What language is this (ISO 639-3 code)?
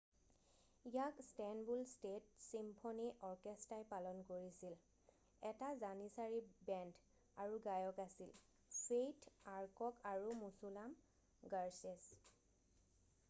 asm